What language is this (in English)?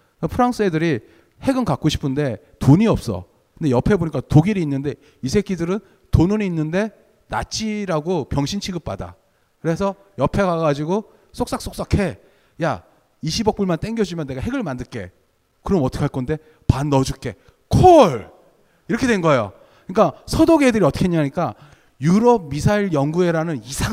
Korean